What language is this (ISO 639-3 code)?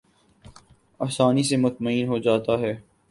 urd